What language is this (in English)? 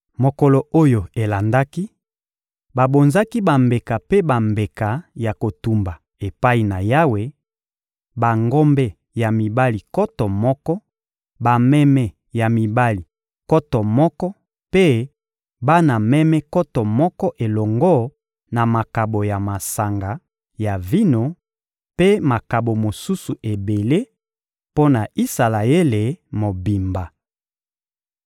Lingala